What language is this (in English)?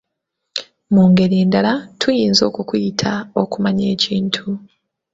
Ganda